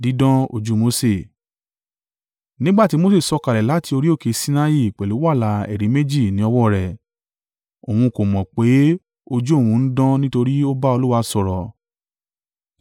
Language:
Yoruba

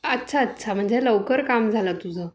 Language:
Marathi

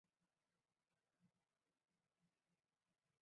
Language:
Chinese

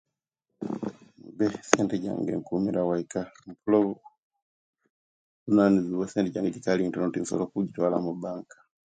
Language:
Kenyi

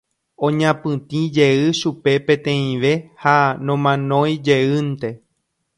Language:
Guarani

